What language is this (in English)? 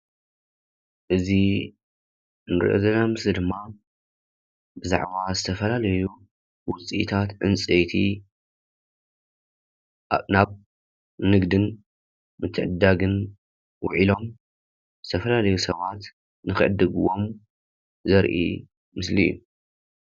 Tigrinya